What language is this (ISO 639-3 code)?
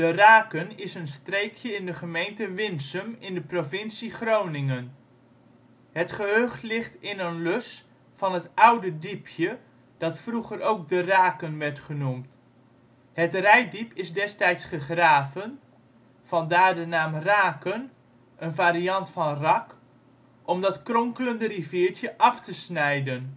nld